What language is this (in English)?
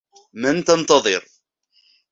Arabic